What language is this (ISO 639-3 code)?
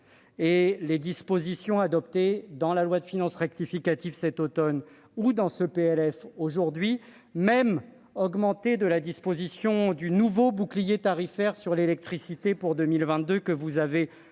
fra